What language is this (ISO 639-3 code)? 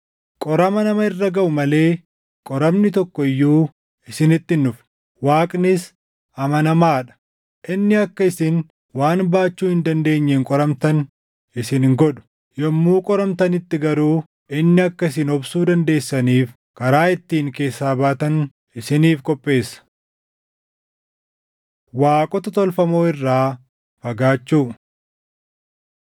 orm